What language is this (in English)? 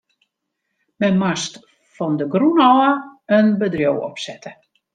Western Frisian